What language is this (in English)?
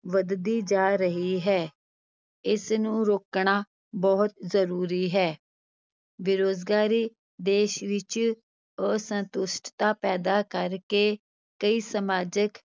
Punjabi